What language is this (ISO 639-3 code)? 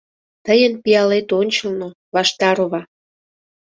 chm